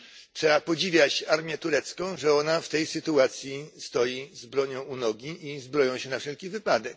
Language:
Polish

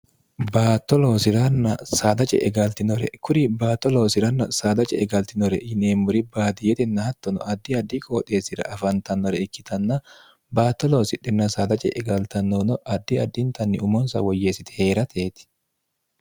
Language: Sidamo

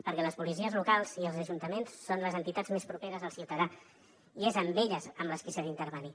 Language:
Catalan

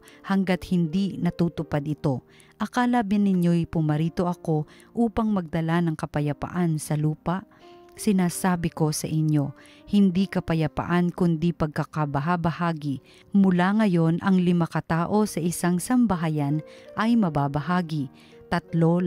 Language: Filipino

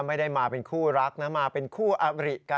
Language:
Thai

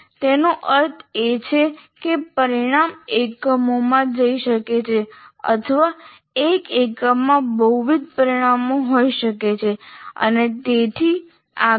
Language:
Gujarati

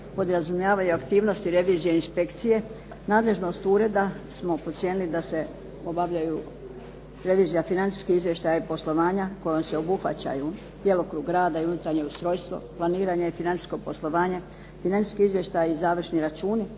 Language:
Croatian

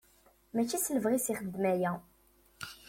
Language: Kabyle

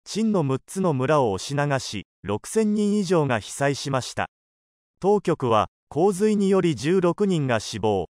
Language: Japanese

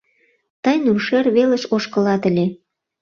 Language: Mari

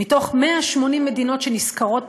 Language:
Hebrew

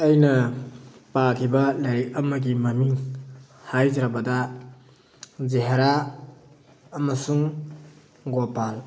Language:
Manipuri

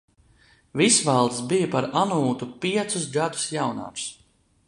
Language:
Latvian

